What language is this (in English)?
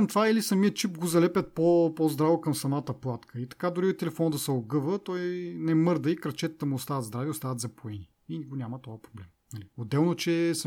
Bulgarian